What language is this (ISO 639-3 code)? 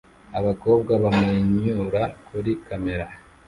kin